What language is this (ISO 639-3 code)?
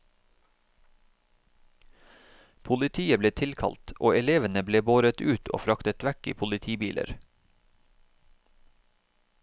nor